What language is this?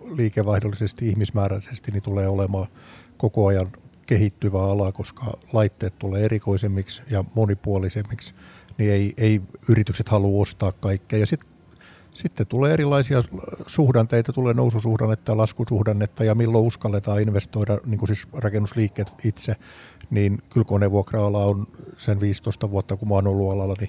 Finnish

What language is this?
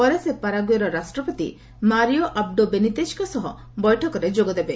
Odia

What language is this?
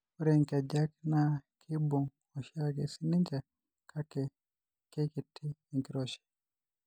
Masai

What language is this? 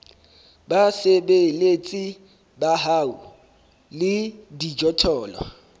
Southern Sotho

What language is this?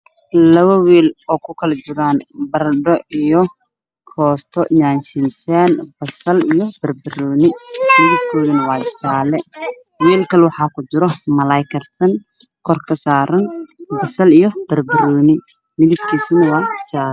Somali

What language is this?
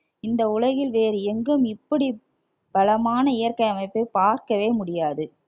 Tamil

